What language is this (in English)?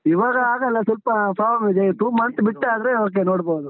Kannada